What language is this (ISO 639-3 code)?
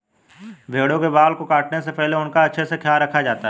hin